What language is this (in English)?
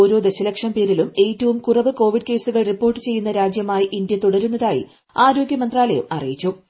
Malayalam